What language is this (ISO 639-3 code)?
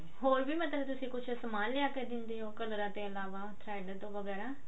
pan